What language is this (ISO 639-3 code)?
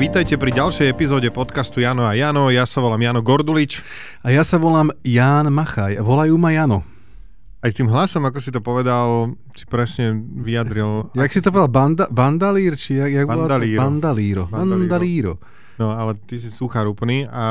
slk